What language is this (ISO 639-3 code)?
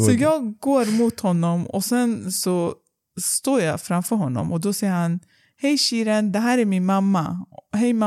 swe